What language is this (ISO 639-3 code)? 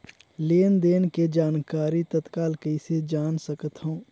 hne